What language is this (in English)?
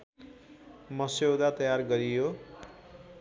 Nepali